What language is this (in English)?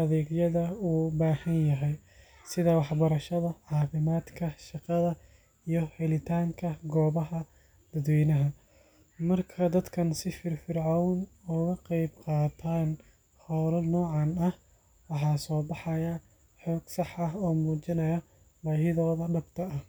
Somali